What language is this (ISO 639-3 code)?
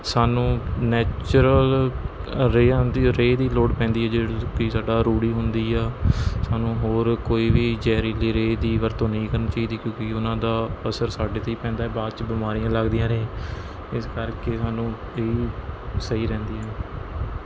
pan